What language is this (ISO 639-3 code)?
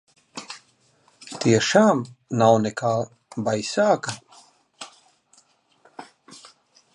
lav